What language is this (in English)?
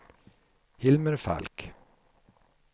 Swedish